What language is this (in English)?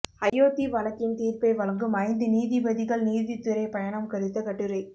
Tamil